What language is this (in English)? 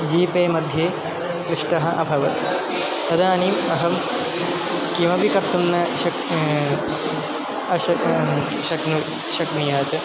Sanskrit